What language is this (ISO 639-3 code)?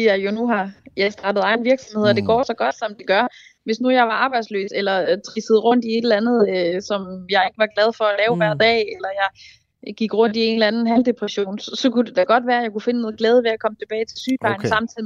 dan